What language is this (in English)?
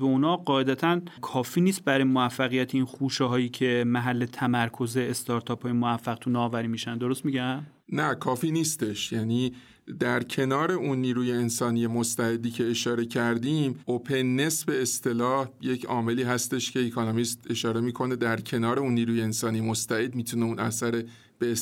Persian